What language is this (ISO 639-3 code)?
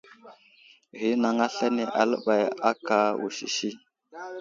udl